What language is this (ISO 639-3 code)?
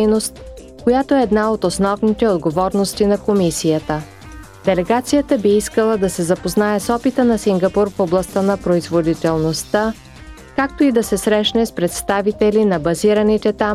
bul